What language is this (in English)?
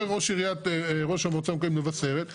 Hebrew